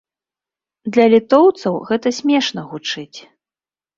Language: Belarusian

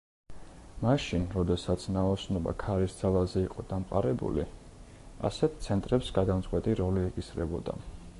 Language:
Georgian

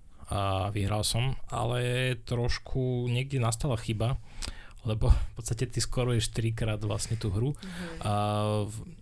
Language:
Slovak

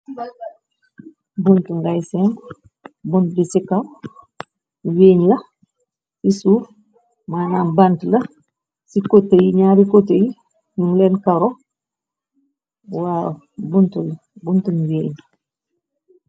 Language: Wolof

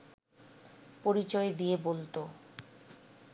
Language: Bangla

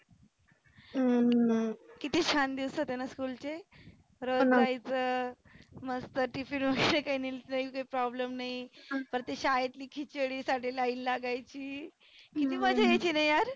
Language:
Marathi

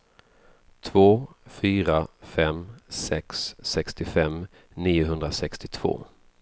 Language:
Swedish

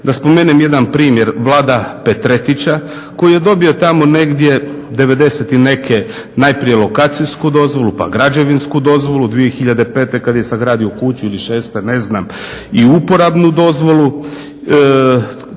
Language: Croatian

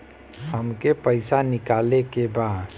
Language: Bhojpuri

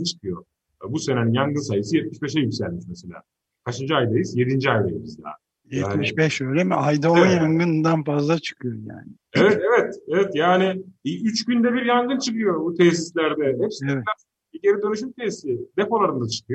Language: Turkish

